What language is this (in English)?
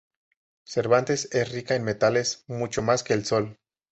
Spanish